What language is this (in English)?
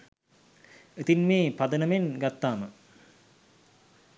Sinhala